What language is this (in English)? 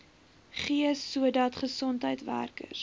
Afrikaans